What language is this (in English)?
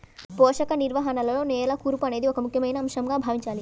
Telugu